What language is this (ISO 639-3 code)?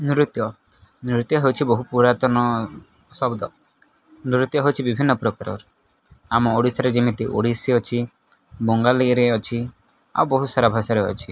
ori